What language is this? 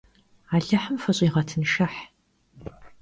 Kabardian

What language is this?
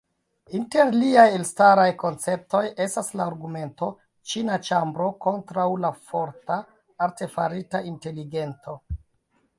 Esperanto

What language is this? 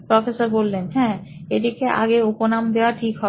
Bangla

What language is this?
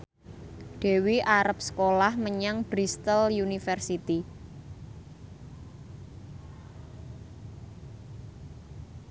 Javanese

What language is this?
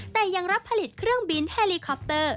Thai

